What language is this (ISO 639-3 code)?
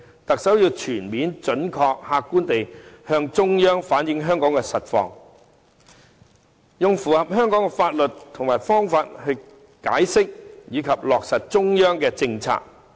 yue